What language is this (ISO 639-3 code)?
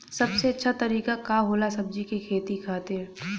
bho